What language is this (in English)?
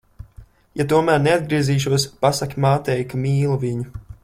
Latvian